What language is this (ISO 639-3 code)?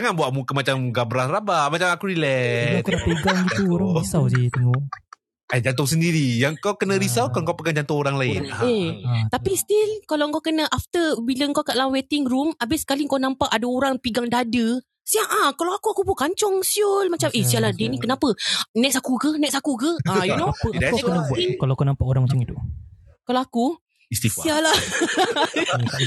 msa